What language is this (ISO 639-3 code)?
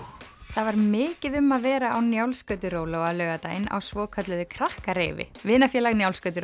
isl